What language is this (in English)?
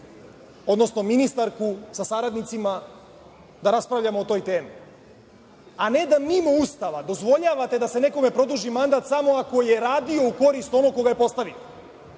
Serbian